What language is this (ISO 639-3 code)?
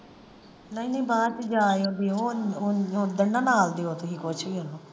pan